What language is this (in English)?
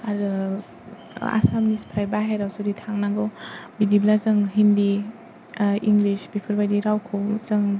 Bodo